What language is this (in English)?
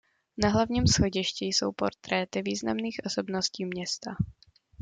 Czech